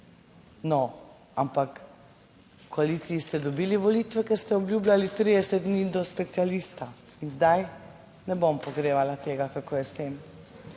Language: Slovenian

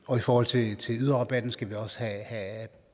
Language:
Danish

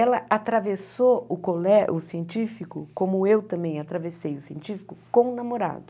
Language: Portuguese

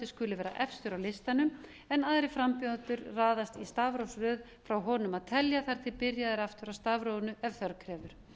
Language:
Icelandic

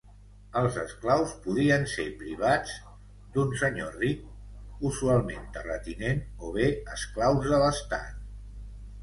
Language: Catalan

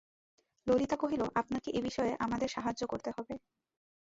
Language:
Bangla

